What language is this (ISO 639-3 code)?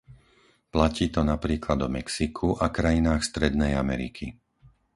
slk